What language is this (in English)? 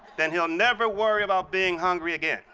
English